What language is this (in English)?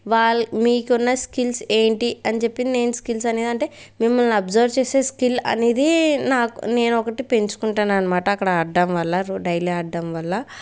Telugu